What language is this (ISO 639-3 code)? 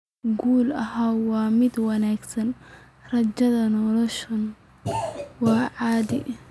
som